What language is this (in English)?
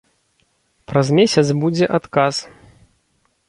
Belarusian